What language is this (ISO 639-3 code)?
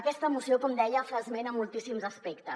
cat